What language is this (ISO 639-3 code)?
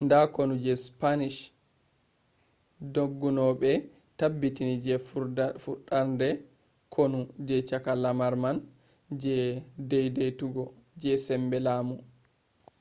ful